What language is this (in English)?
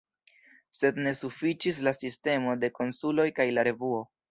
Esperanto